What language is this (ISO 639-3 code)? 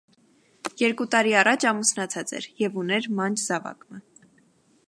hye